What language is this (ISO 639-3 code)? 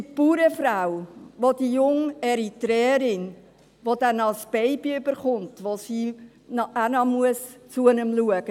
gsw